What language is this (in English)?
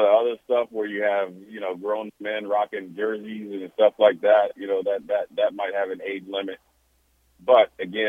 English